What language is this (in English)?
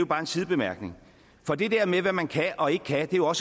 Danish